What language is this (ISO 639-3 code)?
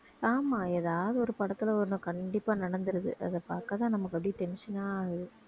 tam